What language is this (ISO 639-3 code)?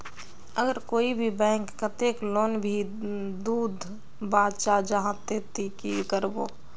mag